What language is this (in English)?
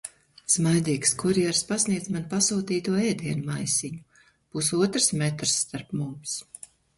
Latvian